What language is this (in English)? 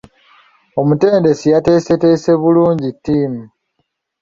Ganda